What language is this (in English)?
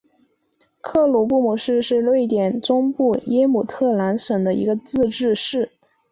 Chinese